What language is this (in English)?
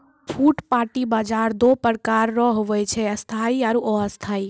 Maithili